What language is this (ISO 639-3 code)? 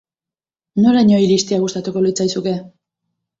eus